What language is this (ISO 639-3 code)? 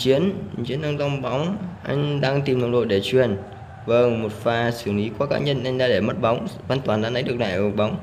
vie